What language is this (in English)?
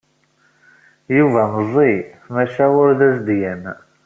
Kabyle